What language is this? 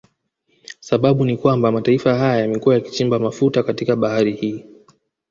Swahili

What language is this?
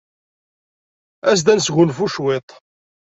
Kabyle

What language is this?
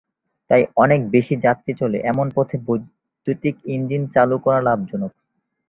Bangla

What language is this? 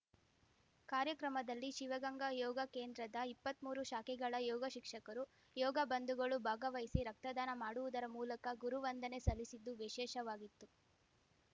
Kannada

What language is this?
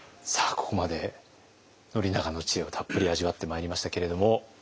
Japanese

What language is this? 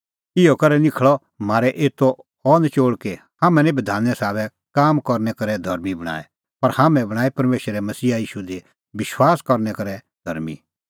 Kullu Pahari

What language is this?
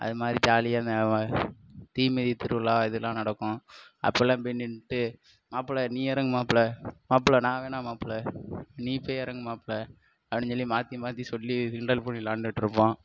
Tamil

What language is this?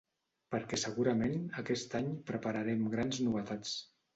Catalan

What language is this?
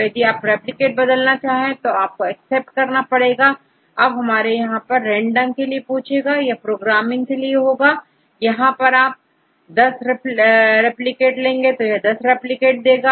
Hindi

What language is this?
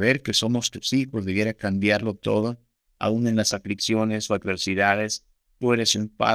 Spanish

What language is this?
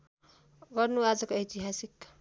Nepali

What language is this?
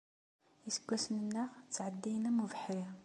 Kabyle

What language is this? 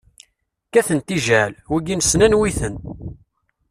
Kabyle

